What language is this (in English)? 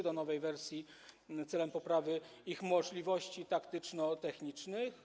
Polish